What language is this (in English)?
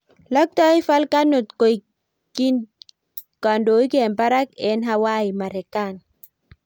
Kalenjin